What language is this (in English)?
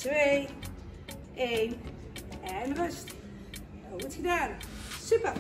Dutch